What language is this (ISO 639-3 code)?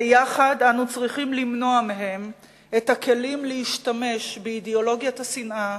heb